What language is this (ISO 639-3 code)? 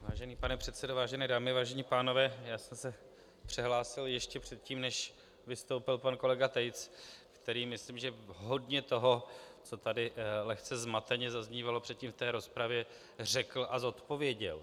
ces